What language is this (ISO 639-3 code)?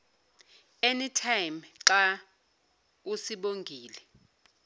zul